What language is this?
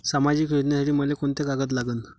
Marathi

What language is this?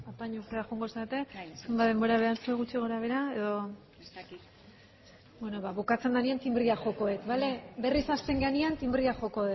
Basque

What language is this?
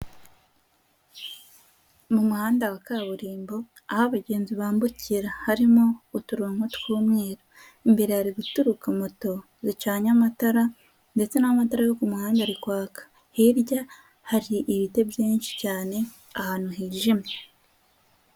Kinyarwanda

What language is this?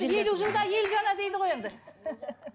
Kazakh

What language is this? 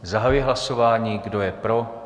Czech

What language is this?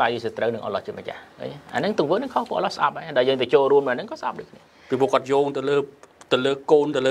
Vietnamese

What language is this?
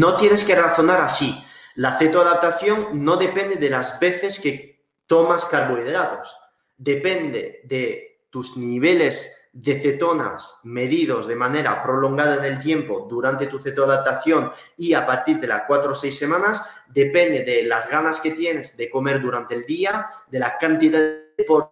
Spanish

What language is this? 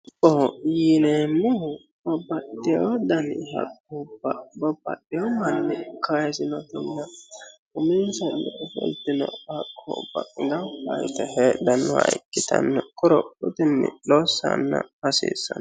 Sidamo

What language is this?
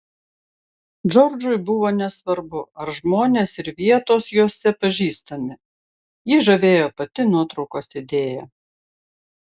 Lithuanian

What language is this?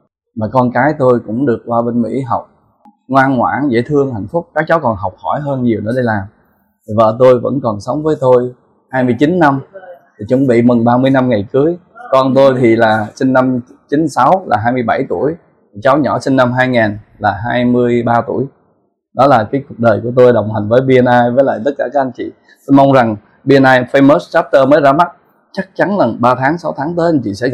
Vietnamese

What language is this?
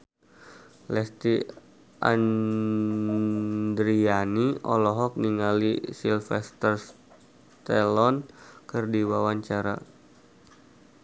Sundanese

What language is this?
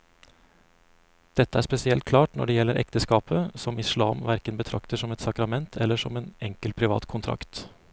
Norwegian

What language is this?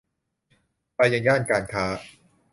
Thai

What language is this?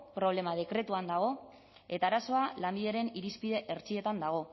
Basque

